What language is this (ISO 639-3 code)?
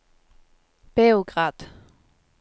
nor